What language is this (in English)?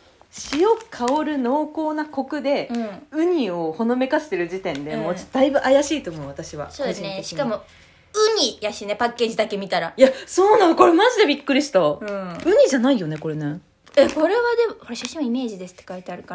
Japanese